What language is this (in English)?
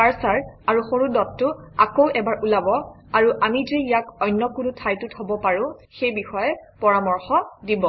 Assamese